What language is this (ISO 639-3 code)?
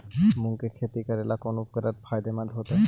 mag